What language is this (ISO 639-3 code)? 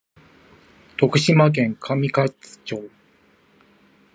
jpn